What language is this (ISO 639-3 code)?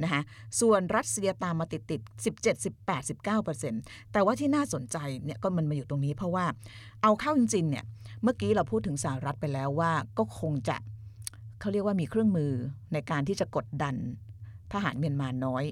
tha